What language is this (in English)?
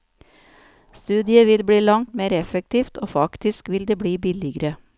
Norwegian